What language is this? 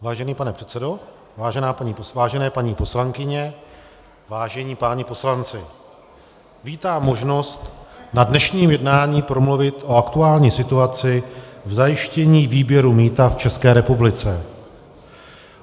Czech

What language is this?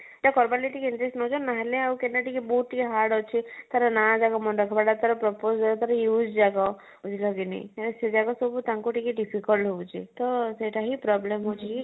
Odia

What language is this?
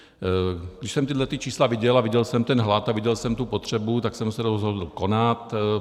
Czech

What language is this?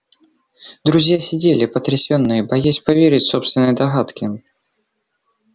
Russian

